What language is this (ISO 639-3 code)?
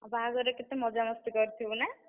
ori